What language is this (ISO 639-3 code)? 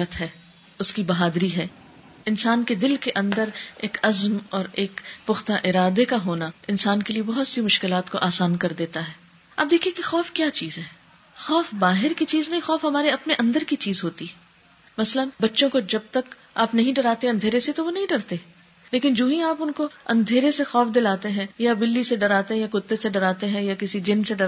urd